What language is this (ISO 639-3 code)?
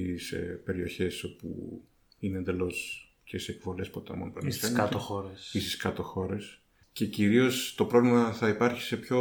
ell